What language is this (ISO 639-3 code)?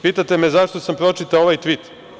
srp